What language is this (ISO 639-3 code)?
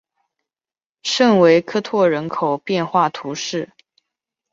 zho